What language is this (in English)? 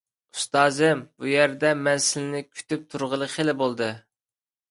Uyghur